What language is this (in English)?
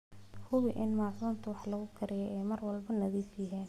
Somali